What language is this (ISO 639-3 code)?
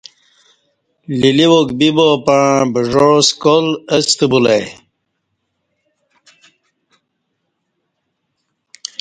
bsh